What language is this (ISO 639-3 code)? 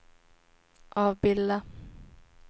swe